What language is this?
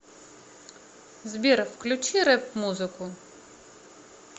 Russian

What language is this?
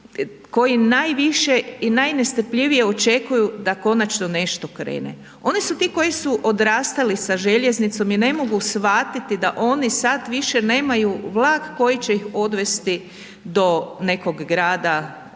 Croatian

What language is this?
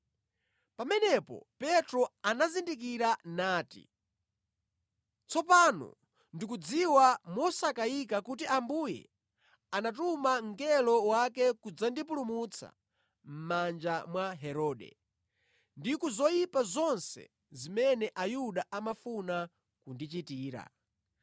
Nyanja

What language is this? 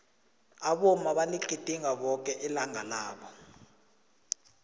South Ndebele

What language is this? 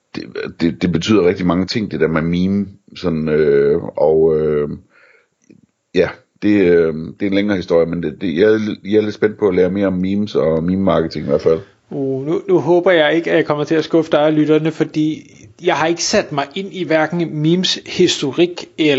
Danish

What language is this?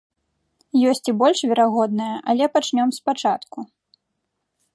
Belarusian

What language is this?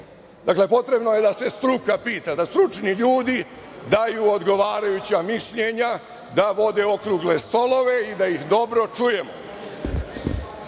Serbian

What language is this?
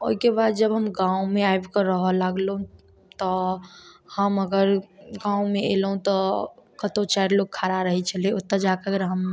Maithili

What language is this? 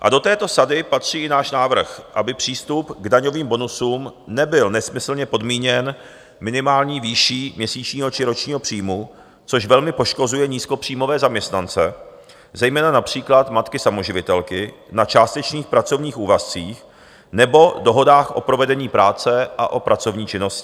Czech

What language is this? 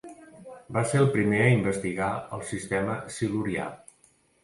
Catalan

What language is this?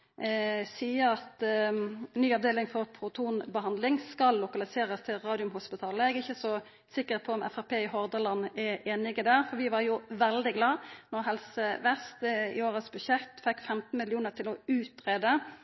Norwegian Nynorsk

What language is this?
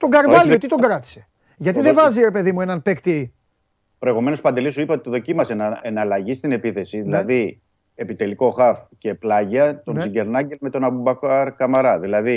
Greek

